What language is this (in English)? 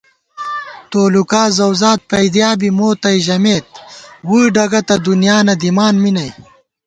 Gawar-Bati